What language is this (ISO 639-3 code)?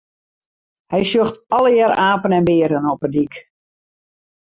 fry